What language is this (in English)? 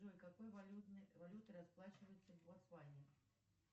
Russian